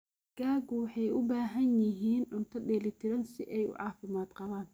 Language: Somali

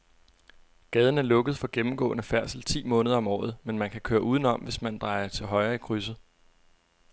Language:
Danish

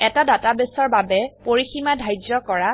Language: Assamese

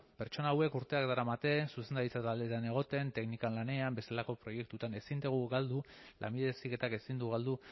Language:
Basque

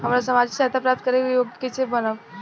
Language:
Bhojpuri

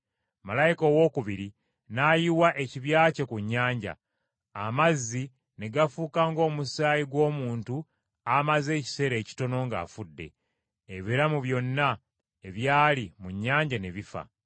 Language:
Ganda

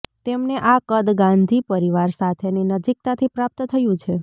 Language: Gujarati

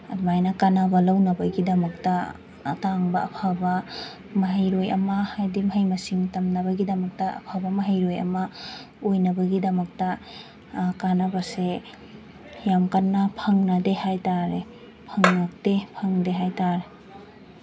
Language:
Manipuri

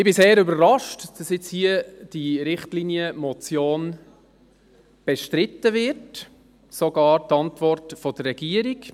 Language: Swiss German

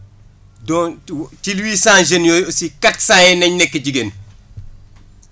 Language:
Wolof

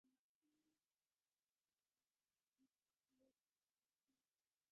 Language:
Bangla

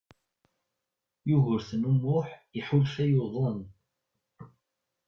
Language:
Kabyle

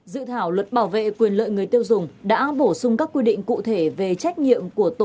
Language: Vietnamese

